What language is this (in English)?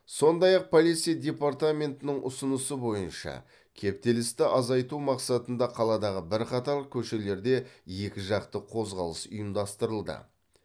Kazakh